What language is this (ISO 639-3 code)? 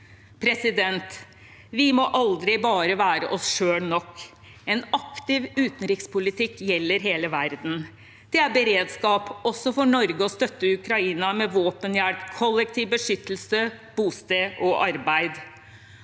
nor